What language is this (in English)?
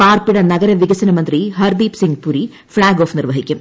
Malayalam